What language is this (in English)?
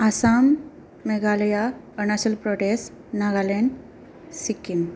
Bodo